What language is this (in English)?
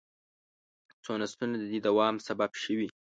Pashto